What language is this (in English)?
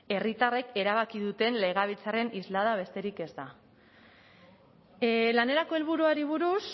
Basque